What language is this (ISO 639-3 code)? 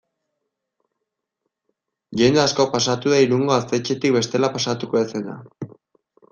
eus